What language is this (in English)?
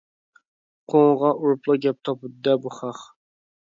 Uyghur